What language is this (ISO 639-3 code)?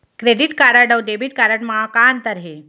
hne